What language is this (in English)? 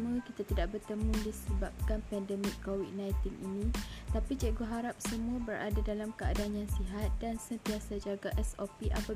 Malay